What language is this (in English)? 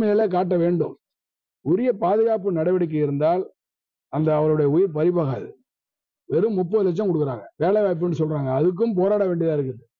Tamil